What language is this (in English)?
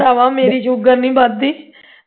Punjabi